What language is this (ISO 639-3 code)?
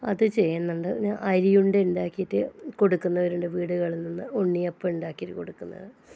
mal